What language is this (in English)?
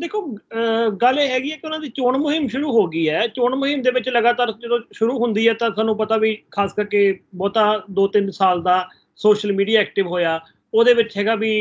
Punjabi